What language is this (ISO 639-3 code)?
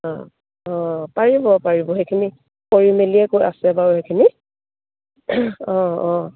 asm